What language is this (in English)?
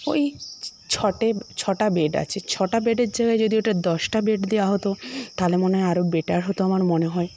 Bangla